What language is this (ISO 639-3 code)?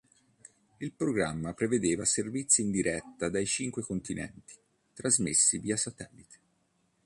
ita